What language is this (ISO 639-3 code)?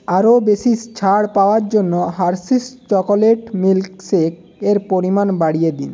ben